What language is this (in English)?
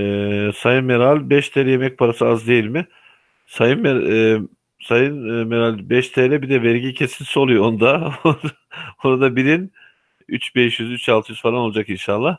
Turkish